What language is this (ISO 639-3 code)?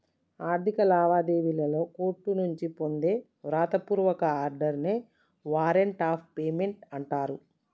tel